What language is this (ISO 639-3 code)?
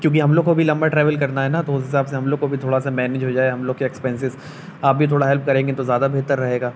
urd